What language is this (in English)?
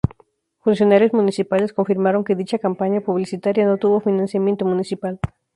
Spanish